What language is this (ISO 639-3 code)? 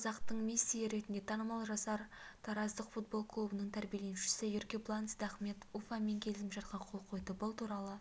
kaz